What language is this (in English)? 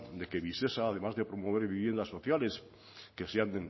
Spanish